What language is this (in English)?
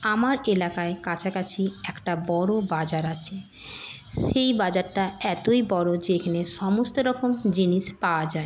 Bangla